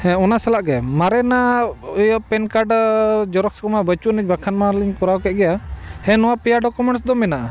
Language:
Santali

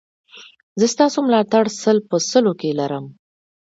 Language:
Pashto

